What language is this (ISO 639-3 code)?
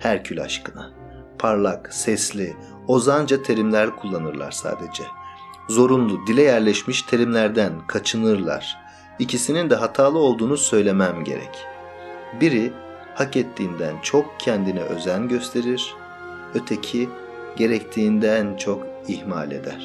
tur